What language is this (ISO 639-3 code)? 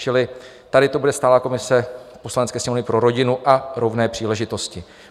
ces